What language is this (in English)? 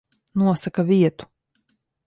Latvian